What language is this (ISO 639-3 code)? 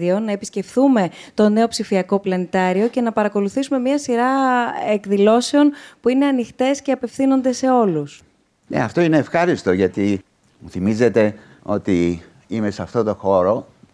ell